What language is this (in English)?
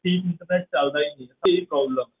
Punjabi